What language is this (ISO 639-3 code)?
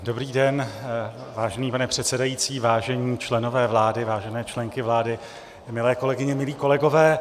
ces